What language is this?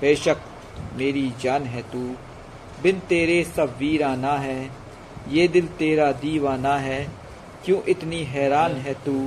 Hindi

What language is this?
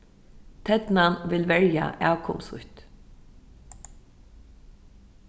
Faroese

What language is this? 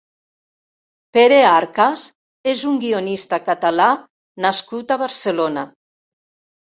Catalan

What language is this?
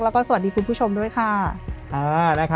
Thai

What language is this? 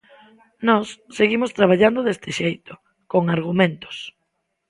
Galician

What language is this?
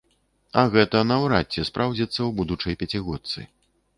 Belarusian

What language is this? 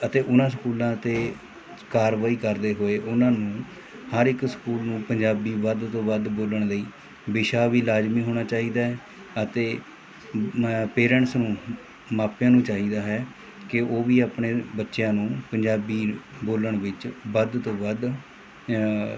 Punjabi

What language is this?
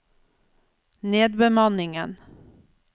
Norwegian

